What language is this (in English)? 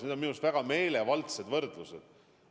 Estonian